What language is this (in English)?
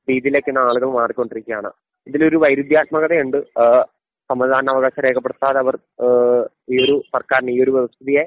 Malayalam